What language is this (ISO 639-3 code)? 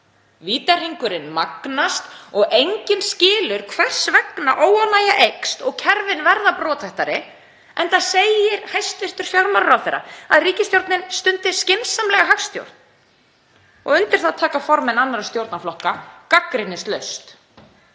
isl